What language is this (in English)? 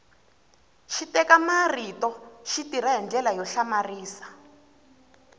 Tsonga